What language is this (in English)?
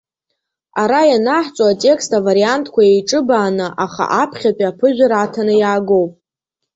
Abkhazian